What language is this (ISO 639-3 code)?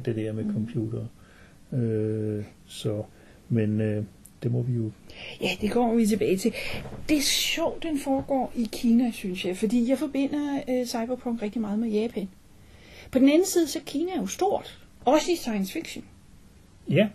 dan